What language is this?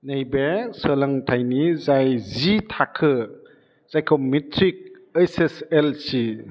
Bodo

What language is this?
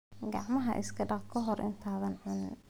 Somali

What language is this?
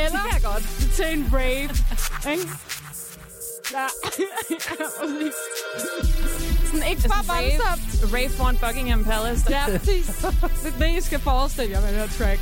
Danish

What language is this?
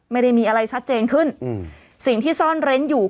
Thai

